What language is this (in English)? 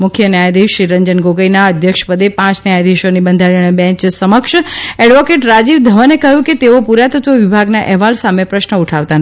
Gujarati